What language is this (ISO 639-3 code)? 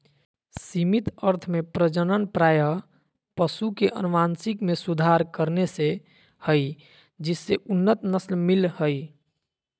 mag